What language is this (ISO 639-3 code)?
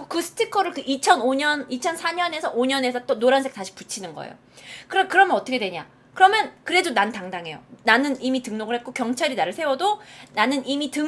kor